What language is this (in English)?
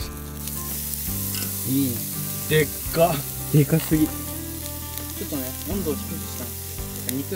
Japanese